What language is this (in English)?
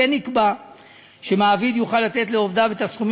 Hebrew